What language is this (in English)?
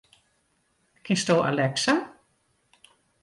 Western Frisian